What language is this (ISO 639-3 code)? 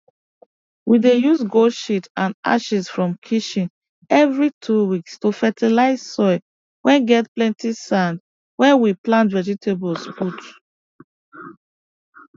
pcm